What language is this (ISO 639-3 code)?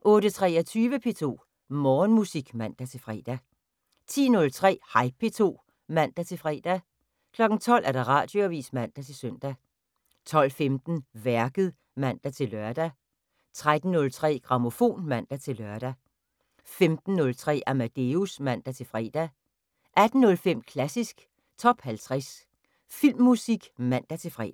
dan